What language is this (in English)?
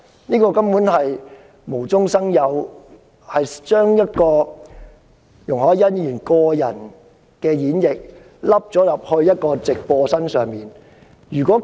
Cantonese